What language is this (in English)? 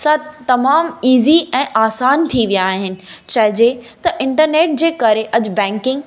Sindhi